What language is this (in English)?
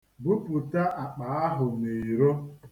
Igbo